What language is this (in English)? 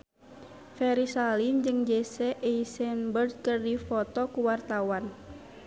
Sundanese